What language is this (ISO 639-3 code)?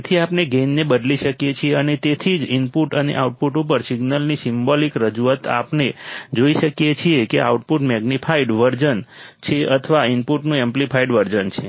guj